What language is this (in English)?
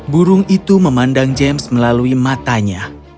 Indonesian